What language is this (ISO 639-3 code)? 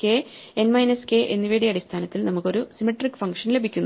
mal